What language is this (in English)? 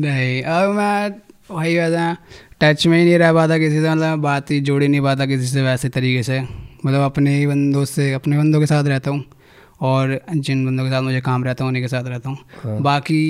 Hindi